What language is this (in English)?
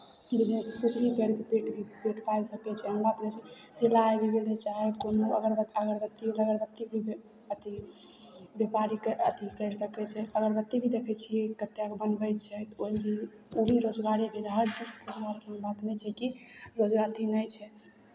Maithili